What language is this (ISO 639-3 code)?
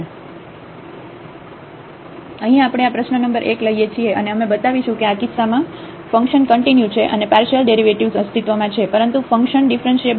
guj